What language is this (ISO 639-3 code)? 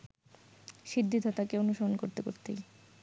ben